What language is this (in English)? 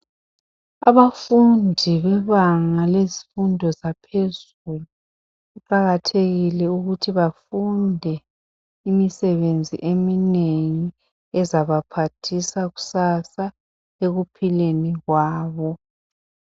North Ndebele